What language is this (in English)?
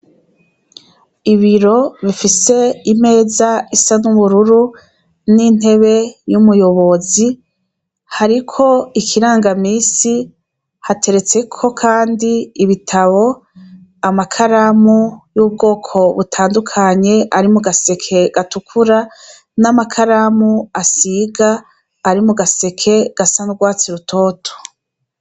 Rundi